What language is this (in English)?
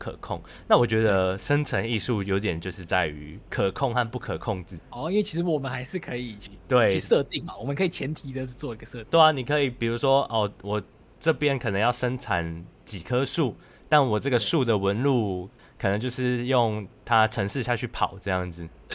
Chinese